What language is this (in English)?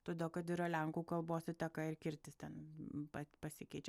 Lithuanian